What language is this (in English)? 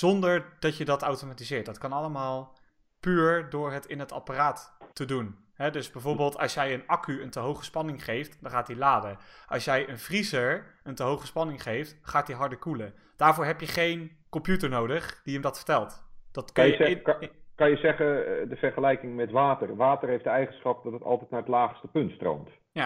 Dutch